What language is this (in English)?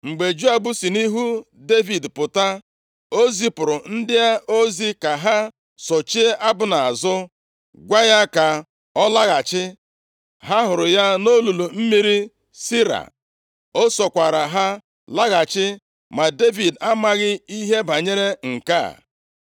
Igbo